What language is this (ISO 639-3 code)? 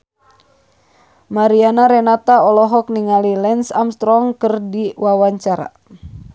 sun